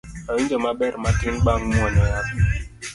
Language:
Luo (Kenya and Tanzania)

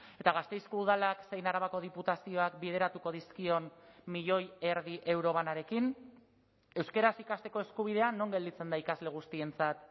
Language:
Basque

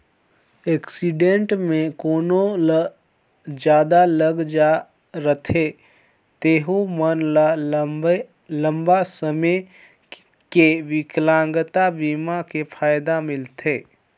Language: Chhattisgarhi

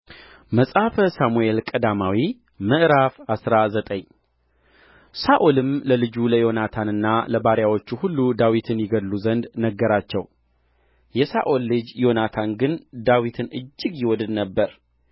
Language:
Amharic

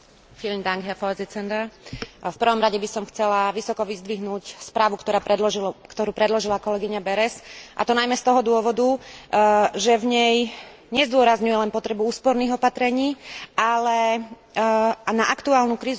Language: Slovak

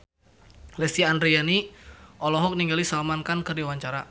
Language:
Sundanese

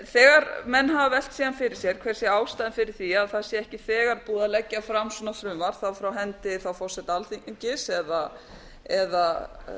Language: Icelandic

